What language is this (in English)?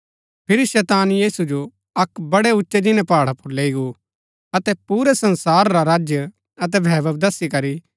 Gaddi